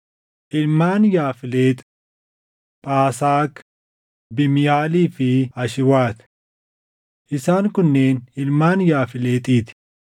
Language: Oromo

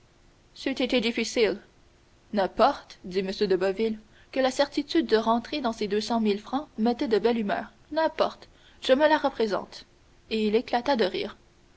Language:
French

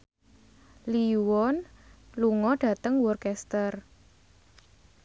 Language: Javanese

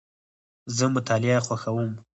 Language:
Pashto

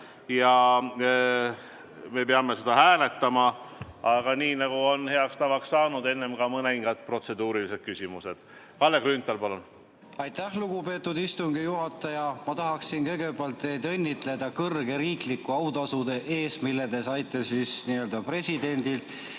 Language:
Estonian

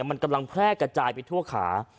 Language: Thai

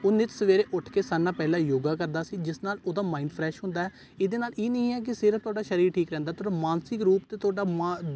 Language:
Punjabi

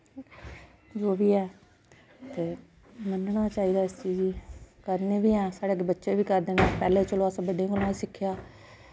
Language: Dogri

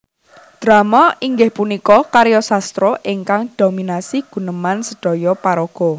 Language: Javanese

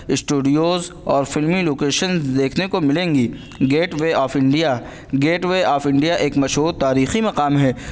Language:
Urdu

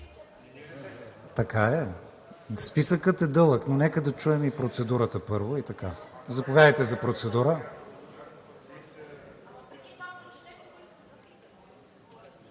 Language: Bulgarian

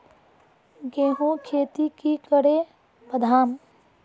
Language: Magahi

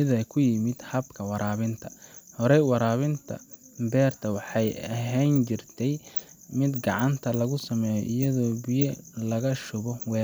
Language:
Somali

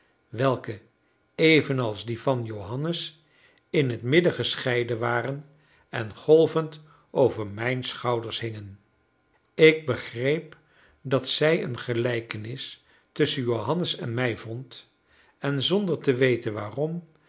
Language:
Dutch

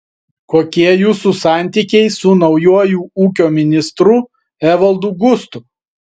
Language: Lithuanian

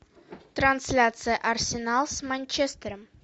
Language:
Russian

